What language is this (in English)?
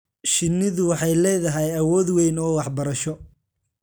Somali